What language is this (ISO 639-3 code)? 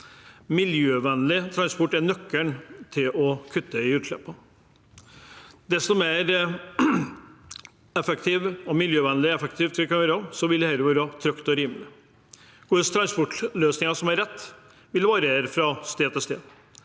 nor